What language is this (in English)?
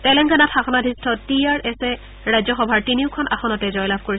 Assamese